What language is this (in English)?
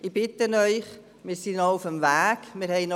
Swiss German